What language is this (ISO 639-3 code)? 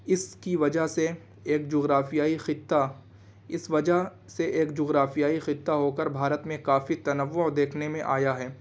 urd